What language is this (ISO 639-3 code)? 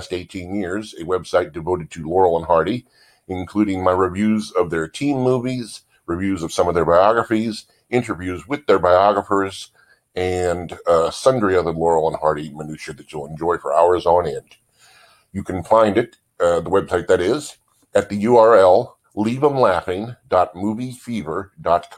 eng